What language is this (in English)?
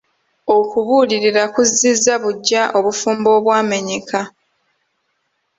Ganda